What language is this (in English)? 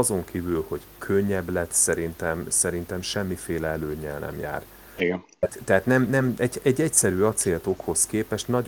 Hungarian